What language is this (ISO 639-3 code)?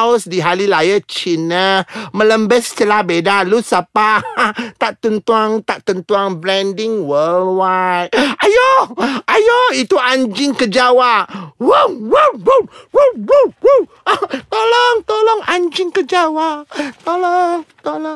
msa